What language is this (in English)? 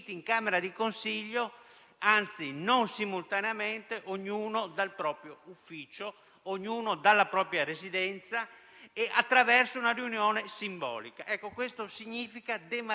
Italian